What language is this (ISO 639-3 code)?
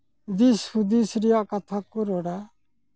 sat